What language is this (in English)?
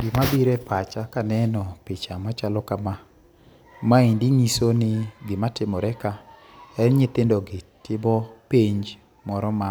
Luo (Kenya and Tanzania)